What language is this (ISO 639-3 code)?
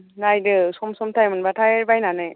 brx